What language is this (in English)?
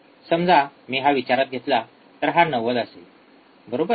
Marathi